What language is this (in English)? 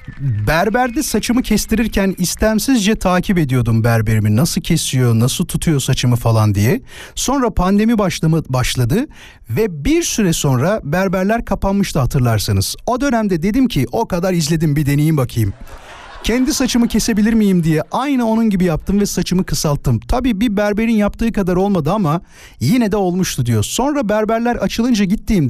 Turkish